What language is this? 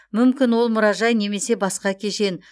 Kazakh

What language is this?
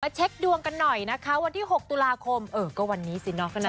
Thai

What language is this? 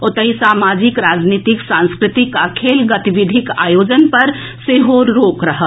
Maithili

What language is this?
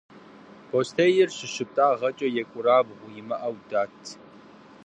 Kabardian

